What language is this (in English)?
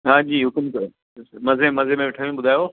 Sindhi